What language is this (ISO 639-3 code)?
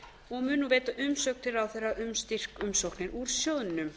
isl